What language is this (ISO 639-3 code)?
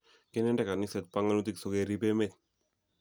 kln